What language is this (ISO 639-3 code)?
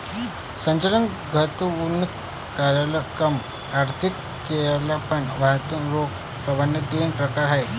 mar